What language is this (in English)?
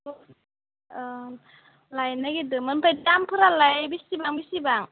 Bodo